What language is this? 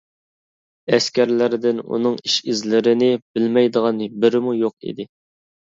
Uyghur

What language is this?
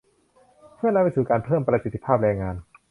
Thai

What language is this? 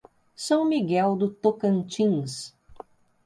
Portuguese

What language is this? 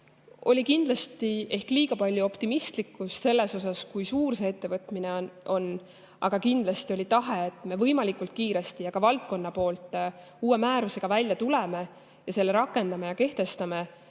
Estonian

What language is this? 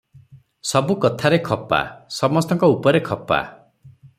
Odia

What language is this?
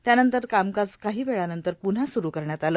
Marathi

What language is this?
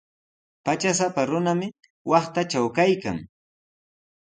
Sihuas Ancash Quechua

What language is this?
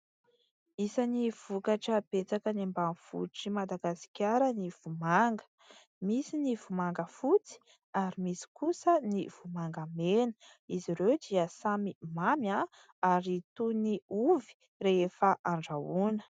Malagasy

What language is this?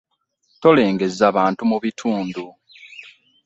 Ganda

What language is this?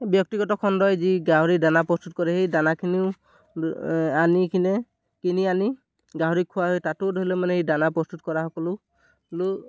Assamese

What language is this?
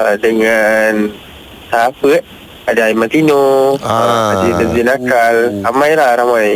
Malay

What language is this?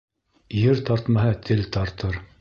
Bashkir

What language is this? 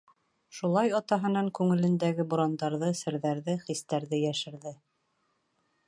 Bashkir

